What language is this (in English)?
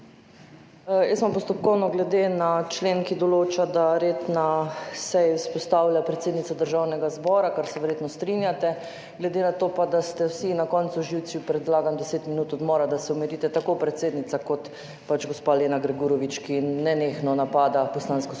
Slovenian